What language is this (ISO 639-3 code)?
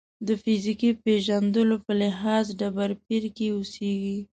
pus